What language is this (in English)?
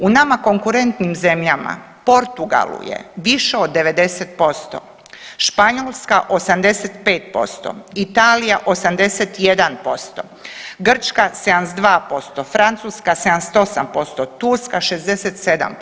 Croatian